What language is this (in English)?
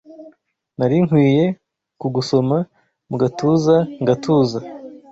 Kinyarwanda